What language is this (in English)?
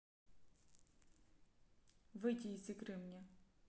Russian